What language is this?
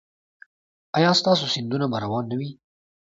Pashto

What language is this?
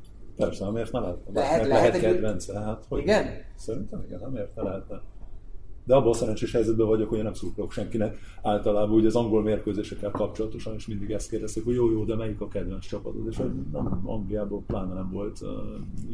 Hungarian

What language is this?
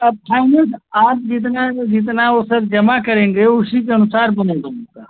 Hindi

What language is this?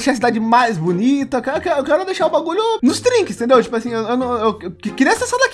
Portuguese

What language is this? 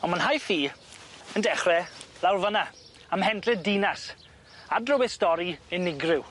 Welsh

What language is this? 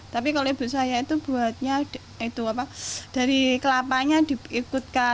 Indonesian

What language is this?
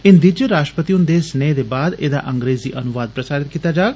Dogri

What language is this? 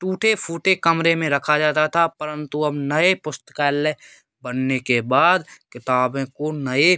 Hindi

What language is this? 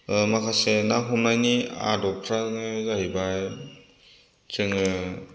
Bodo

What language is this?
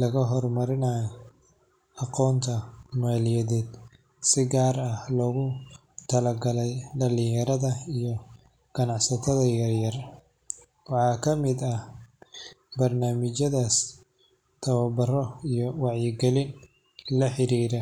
Somali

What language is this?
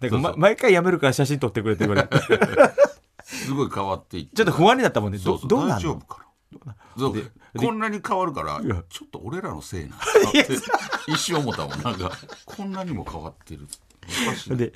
Japanese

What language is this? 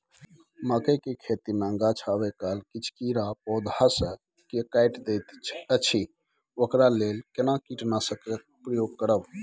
Maithili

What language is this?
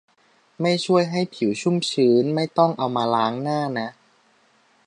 Thai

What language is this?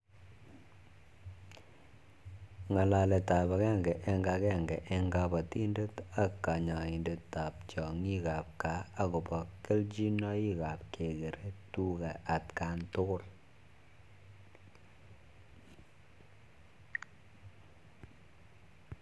Kalenjin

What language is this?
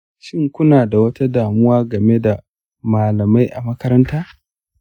Hausa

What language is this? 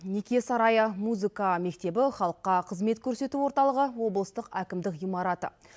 Kazakh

